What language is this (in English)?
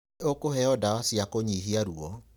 Kikuyu